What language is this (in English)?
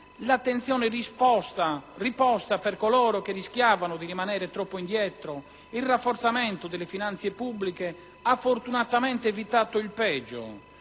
Italian